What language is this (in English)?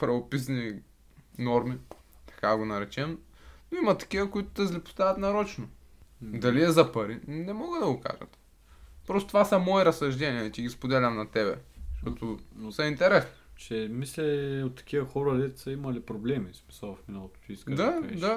Bulgarian